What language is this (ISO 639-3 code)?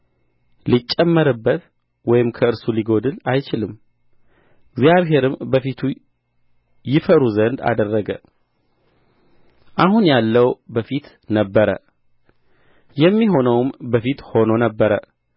amh